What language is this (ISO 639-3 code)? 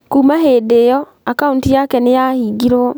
kik